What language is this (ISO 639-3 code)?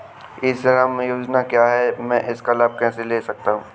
hin